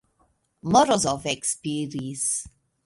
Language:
Esperanto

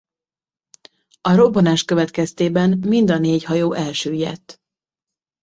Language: Hungarian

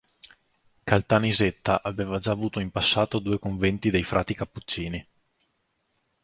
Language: Italian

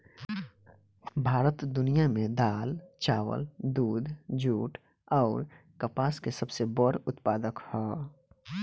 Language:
Bhojpuri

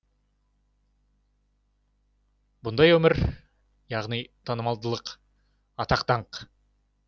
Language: Kazakh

